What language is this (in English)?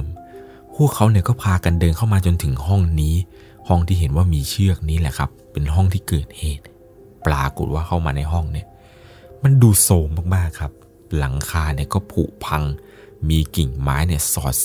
Thai